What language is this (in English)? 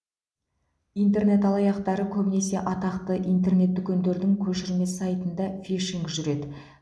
Kazakh